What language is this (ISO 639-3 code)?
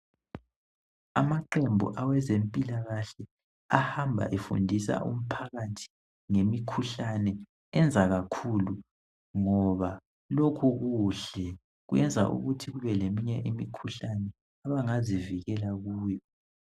nde